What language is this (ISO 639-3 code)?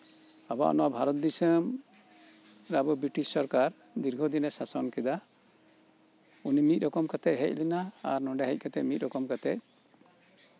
sat